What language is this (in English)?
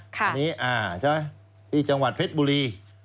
Thai